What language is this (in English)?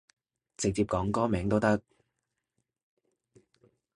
Cantonese